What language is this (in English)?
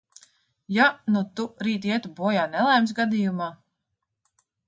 Latvian